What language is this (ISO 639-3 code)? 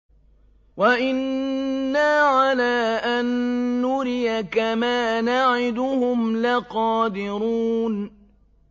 ara